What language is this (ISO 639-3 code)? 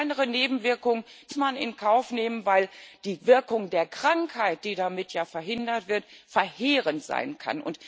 deu